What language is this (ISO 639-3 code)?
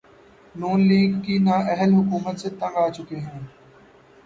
urd